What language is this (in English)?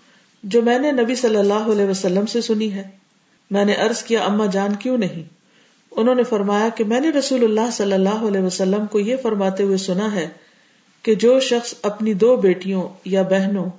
Urdu